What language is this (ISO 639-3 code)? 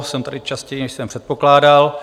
ces